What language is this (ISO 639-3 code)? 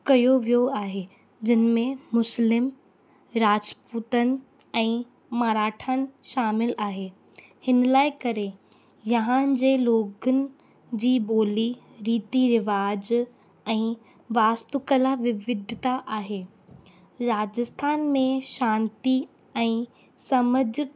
snd